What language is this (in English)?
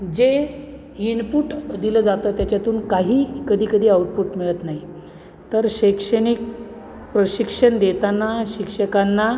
Marathi